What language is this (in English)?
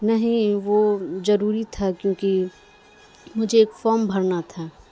Urdu